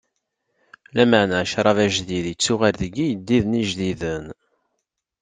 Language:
Kabyle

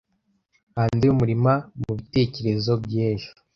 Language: Kinyarwanda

